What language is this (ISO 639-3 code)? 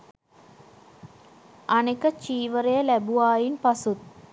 sin